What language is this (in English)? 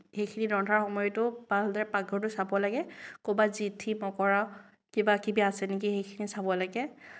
Assamese